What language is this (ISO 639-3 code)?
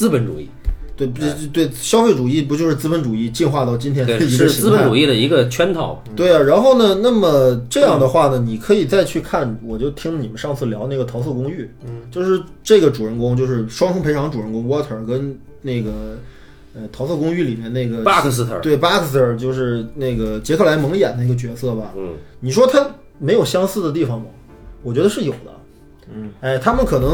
zho